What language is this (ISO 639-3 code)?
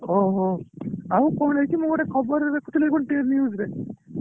ori